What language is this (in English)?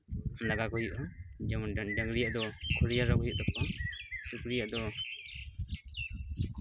Santali